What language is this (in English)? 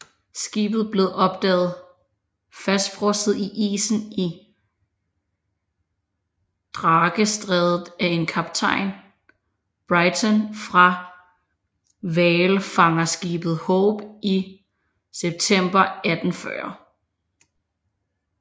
Danish